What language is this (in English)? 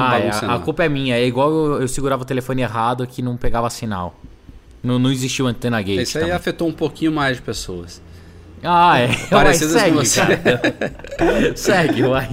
Portuguese